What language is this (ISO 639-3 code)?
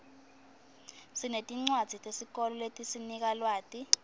ssw